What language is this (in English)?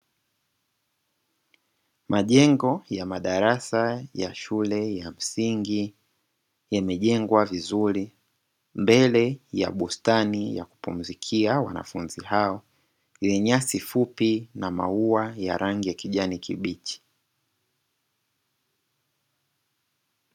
Swahili